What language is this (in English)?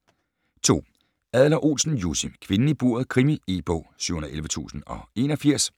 Danish